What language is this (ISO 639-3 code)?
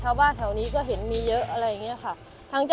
tha